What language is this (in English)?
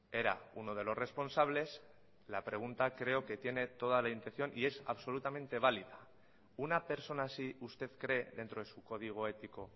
Spanish